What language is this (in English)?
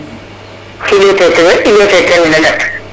Serer